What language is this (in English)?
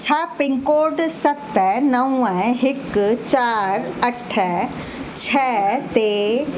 Sindhi